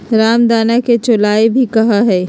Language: Magahi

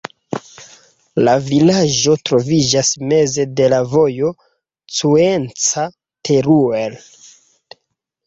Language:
Esperanto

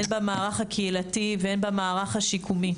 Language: Hebrew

